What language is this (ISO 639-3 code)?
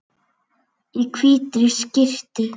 isl